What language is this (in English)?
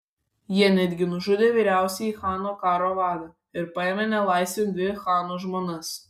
Lithuanian